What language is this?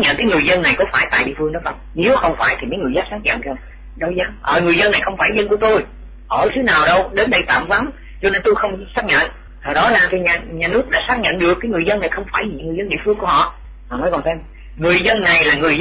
Vietnamese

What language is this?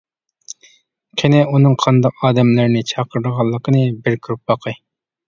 Uyghur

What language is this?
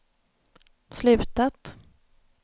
Swedish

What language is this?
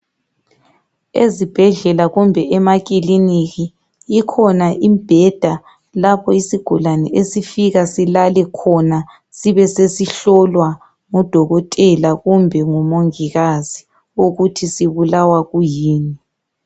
North Ndebele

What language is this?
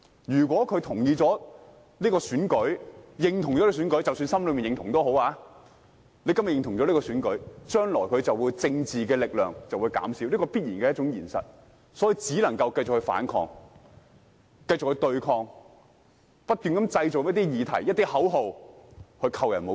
Cantonese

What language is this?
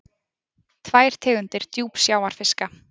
Icelandic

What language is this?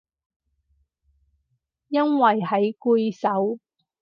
Cantonese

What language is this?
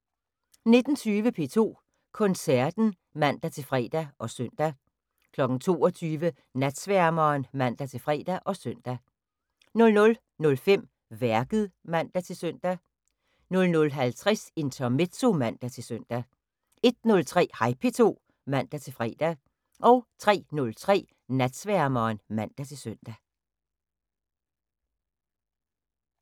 Danish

